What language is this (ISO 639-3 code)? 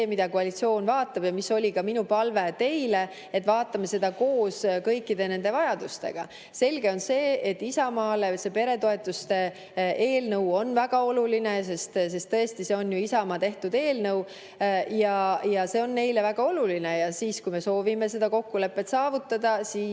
est